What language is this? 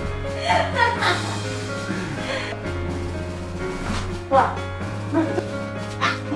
Japanese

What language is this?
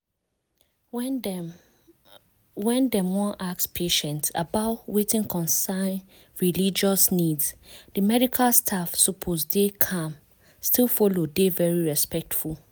Nigerian Pidgin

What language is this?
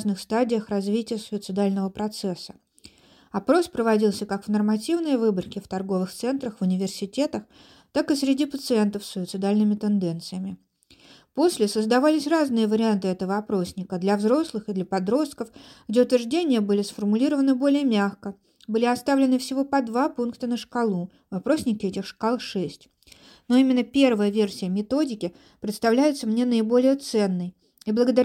Russian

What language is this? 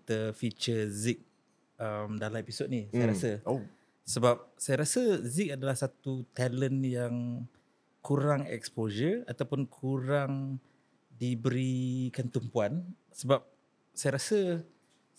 Malay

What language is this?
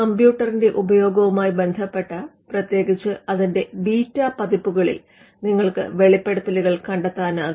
Malayalam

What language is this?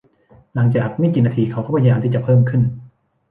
Thai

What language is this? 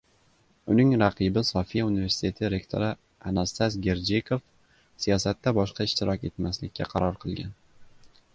Uzbek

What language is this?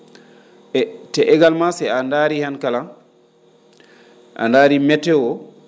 Fula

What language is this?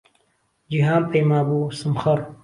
Central Kurdish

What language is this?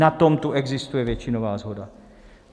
Czech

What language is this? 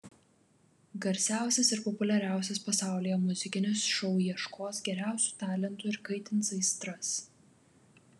Lithuanian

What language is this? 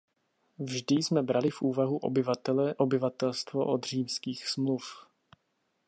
Czech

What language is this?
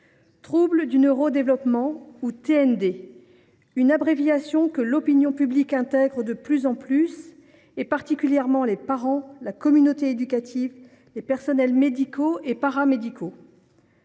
French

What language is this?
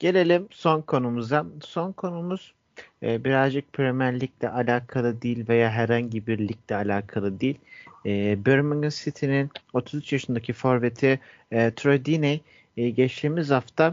Turkish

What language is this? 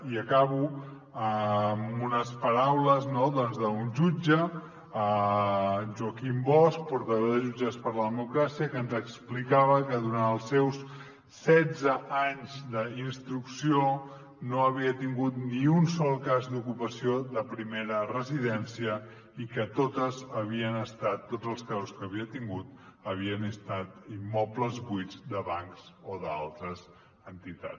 Catalan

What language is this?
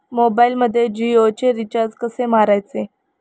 Marathi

